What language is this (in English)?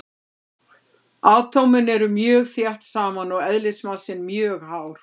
Icelandic